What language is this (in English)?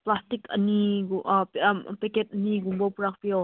Manipuri